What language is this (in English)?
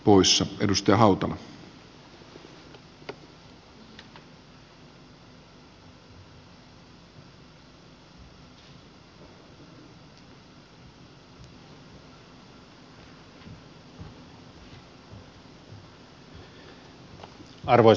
Finnish